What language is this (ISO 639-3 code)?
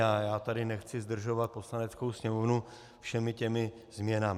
ces